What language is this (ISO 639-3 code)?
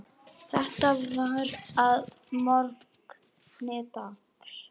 isl